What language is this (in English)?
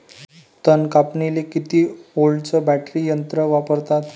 Marathi